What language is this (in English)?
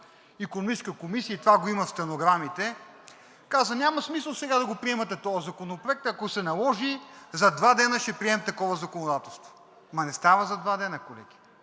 Bulgarian